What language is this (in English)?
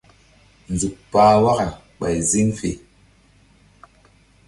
Mbum